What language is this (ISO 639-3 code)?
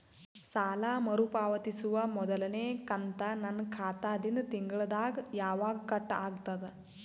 kan